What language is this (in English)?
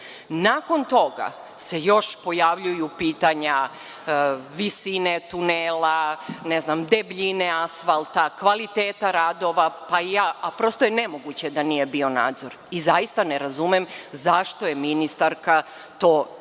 Serbian